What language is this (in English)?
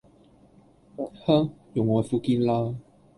Cantonese